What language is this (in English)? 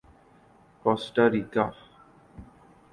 Urdu